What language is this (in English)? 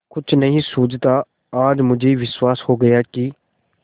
Hindi